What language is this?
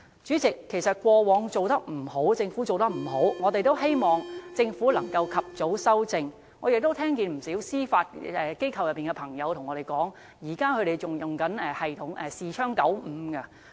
Cantonese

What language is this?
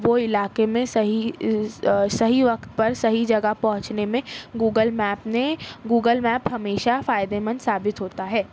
Urdu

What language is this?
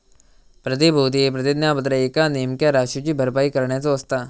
Marathi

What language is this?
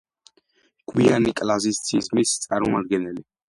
Georgian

